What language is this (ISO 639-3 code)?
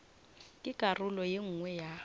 nso